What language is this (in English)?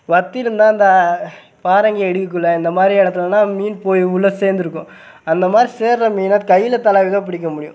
Tamil